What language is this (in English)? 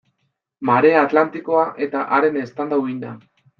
Basque